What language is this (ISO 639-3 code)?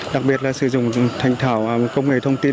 vie